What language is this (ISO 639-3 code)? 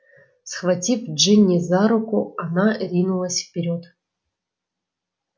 rus